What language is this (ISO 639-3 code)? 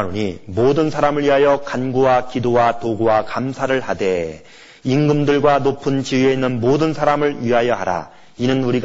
kor